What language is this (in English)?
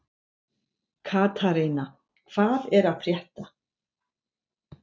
Icelandic